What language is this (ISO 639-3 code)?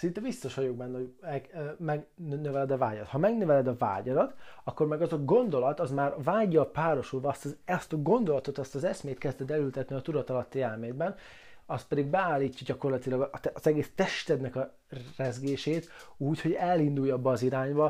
hun